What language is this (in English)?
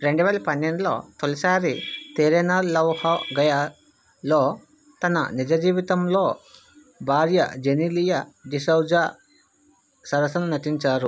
Telugu